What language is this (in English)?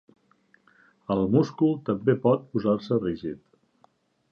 Catalan